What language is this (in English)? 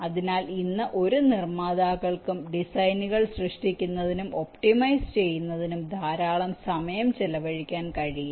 Malayalam